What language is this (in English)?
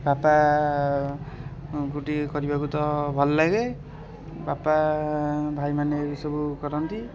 Odia